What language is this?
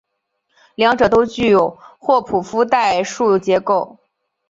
Chinese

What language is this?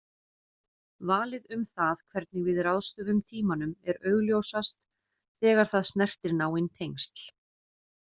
Icelandic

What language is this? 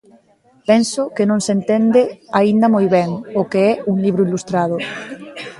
Galician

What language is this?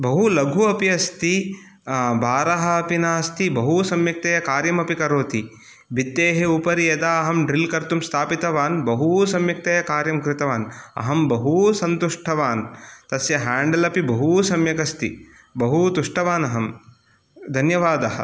Sanskrit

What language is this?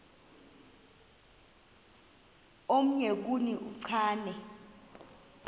Xhosa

